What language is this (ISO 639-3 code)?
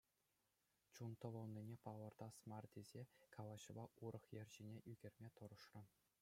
chv